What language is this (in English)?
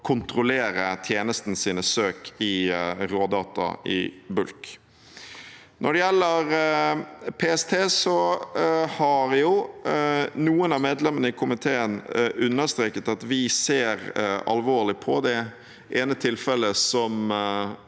Norwegian